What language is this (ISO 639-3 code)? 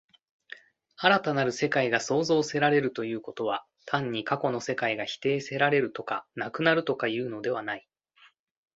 jpn